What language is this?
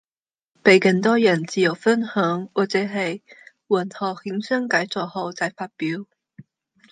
Cantonese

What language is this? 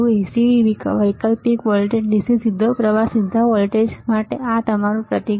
Gujarati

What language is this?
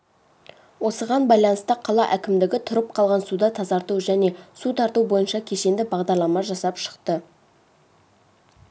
Kazakh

